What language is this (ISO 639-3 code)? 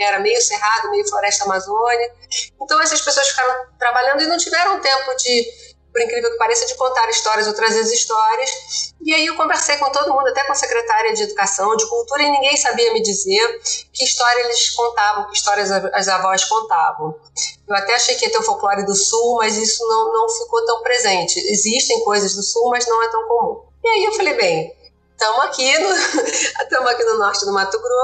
por